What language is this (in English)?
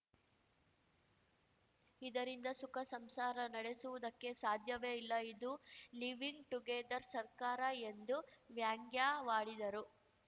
Kannada